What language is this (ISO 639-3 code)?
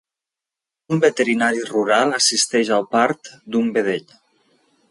cat